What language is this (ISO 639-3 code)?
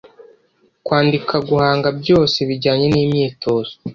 kin